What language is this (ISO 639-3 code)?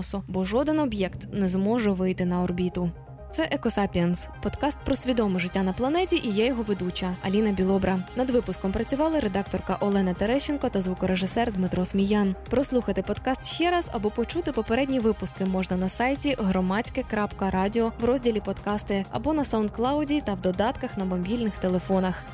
ukr